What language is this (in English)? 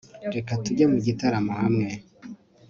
Kinyarwanda